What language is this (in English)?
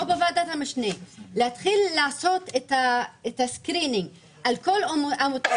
Hebrew